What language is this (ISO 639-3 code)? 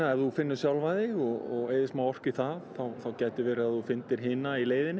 isl